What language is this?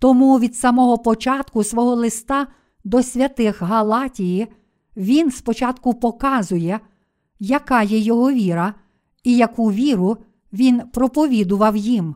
Ukrainian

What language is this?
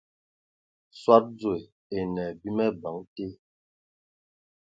Ewondo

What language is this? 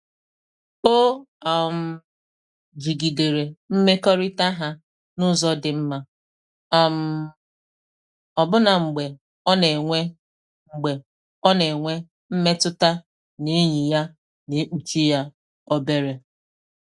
Igbo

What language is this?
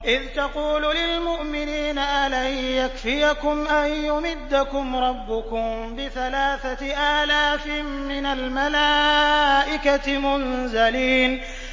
Arabic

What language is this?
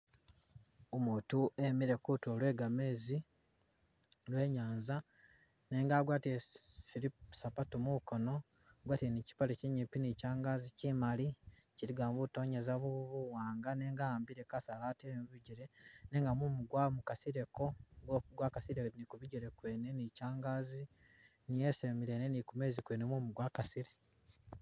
Masaaba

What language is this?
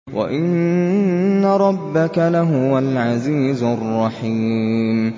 Arabic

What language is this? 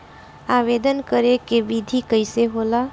Bhojpuri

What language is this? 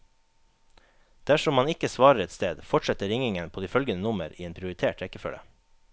Norwegian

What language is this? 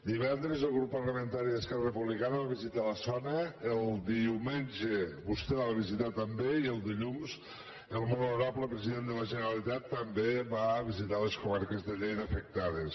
Catalan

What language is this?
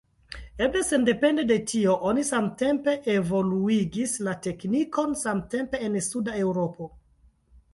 Esperanto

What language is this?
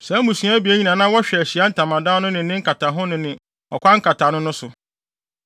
Akan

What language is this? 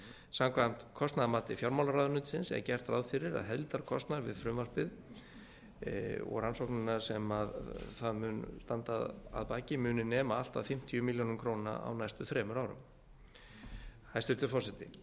Icelandic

